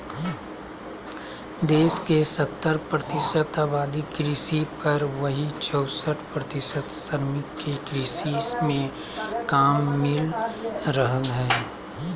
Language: Magahi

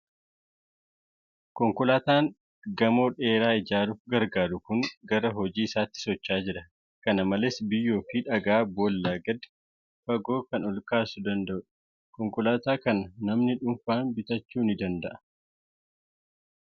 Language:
Oromo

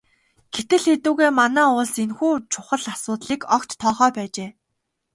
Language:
Mongolian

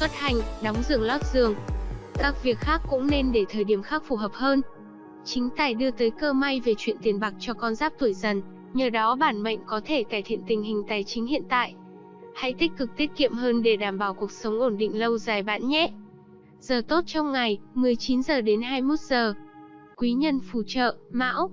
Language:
Vietnamese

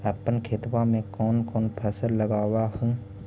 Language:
Magahi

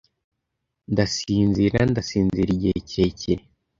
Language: Kinyarwanda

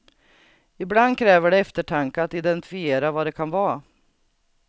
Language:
Swedish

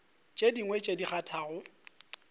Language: Northern Sotho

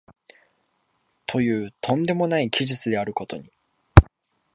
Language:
Japanese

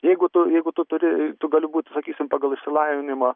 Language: Lithuanian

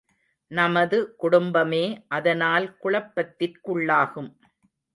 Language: Tamil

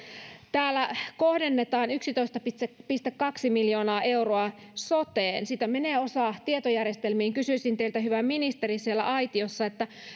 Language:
Finnish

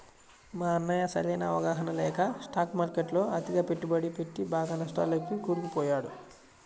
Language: Telugu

